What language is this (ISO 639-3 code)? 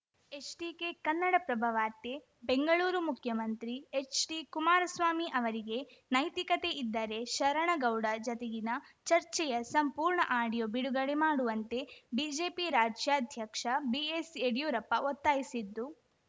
kan